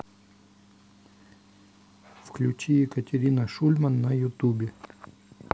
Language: Russian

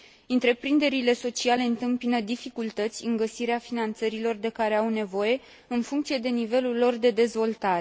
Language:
Romanian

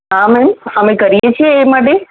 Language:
Gujarati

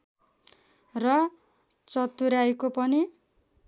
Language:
Nepali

